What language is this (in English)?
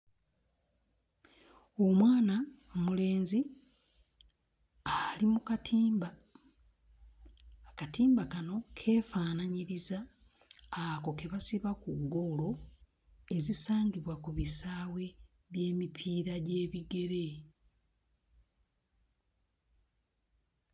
Ganda